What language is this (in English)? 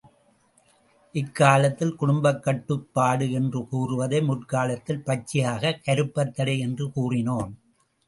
Tamil